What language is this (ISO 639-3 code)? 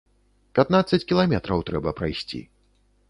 bel